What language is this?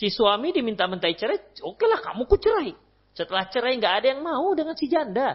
Indonesian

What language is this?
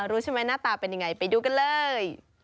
Thai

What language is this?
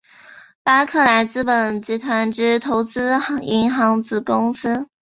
Chinese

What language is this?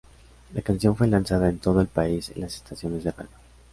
Spanish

